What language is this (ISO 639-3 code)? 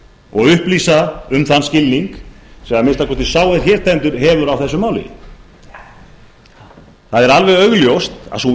isl